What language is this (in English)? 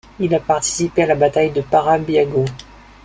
French